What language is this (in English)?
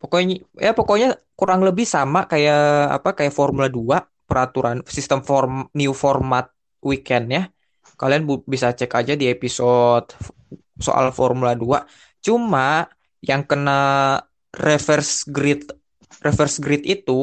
Indonesian